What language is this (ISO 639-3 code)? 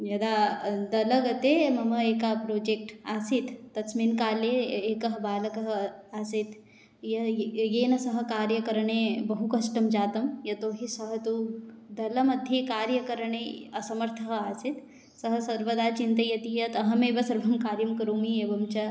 san